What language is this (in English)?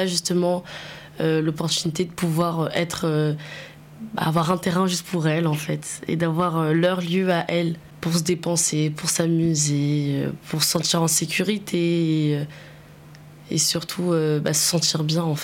French